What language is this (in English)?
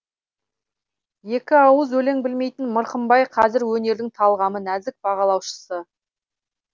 Kazakh